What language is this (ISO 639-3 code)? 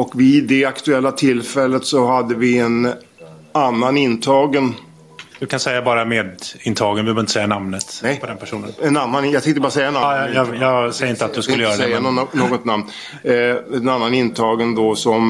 swe